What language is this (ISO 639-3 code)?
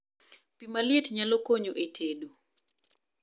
luo